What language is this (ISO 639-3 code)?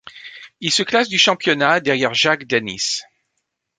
fra